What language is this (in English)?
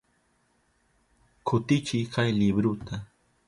Southern Pastaza Quechua